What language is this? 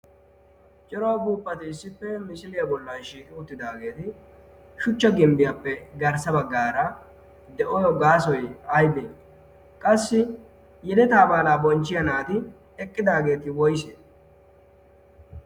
Wolaytta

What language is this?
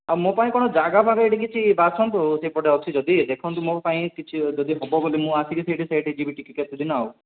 Odia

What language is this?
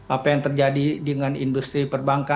Indonesian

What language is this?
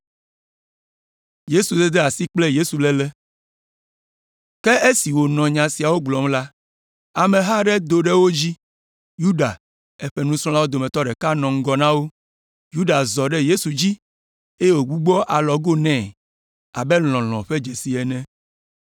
Ewe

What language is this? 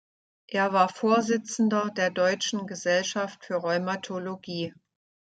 German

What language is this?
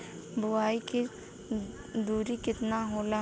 Bhojpuri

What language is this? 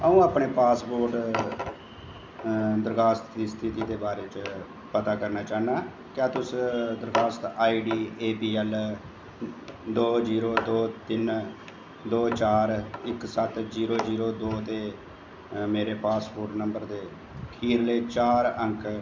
Dogri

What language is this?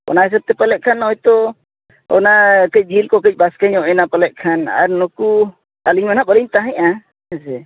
Santali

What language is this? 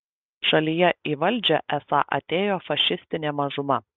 Lithuanian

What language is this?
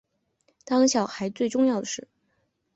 Chinese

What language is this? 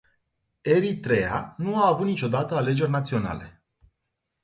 Romanian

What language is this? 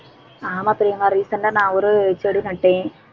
Tamil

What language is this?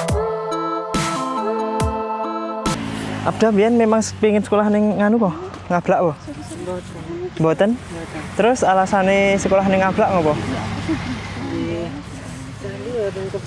Indonesian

